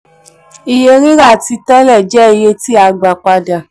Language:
Yoruba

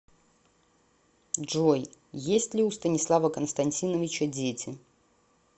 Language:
Russian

